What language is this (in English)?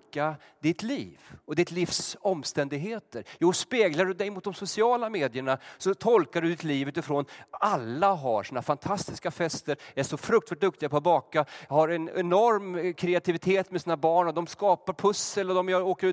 Swedish